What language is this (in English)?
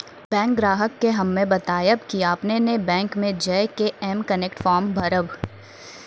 Maithili